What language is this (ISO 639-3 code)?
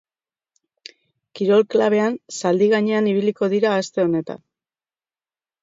eus